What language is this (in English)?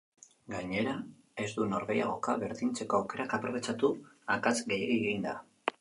Basque